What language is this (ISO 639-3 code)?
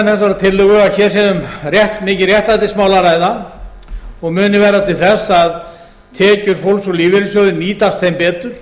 isl